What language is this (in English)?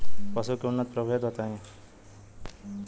Bhojpuri